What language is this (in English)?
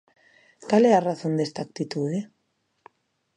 Galician